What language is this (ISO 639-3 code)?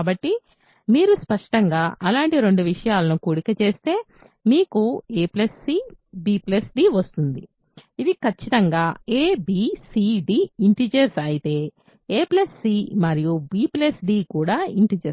tel